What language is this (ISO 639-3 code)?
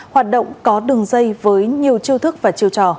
vie